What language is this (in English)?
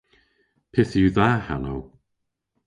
Cornish